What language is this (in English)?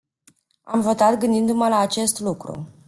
Romanian